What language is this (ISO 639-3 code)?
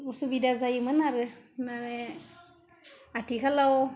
brx